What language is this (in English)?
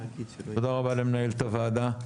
Hebrew